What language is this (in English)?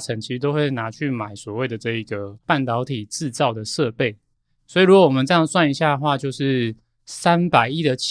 Chinese